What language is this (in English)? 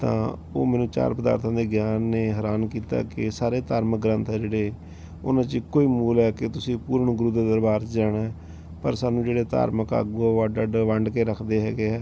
Punjabi